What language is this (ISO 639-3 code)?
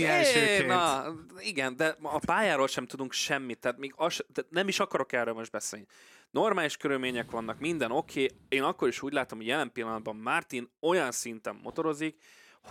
hun